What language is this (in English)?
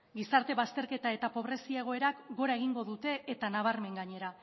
Basque